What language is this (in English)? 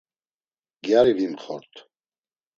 Laz